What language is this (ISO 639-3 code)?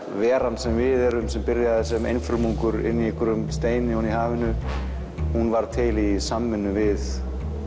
isl